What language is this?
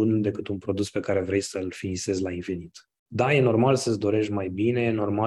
Romanian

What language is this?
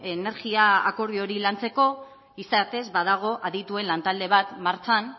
Basque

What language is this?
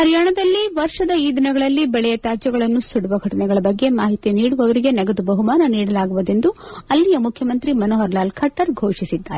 Kannada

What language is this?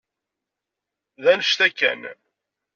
Kabyle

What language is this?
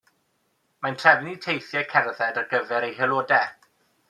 Welsh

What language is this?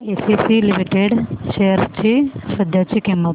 Marathi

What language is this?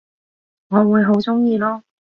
Cantonese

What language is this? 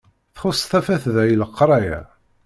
Kabyle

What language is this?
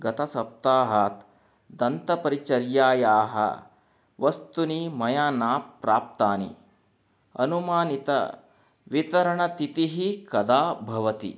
Sanskrit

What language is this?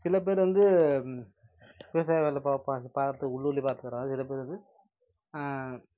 Tamil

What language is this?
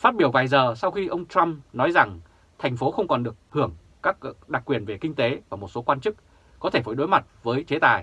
Vietnamese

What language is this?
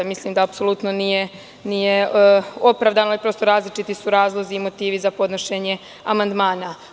Serbian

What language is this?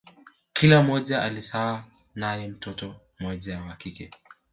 Swahili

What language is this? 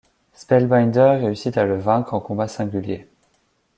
French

